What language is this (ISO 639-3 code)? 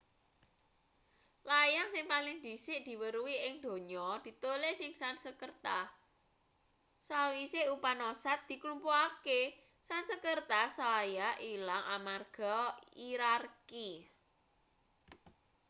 jav